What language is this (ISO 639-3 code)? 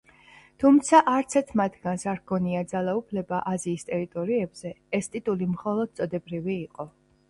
kat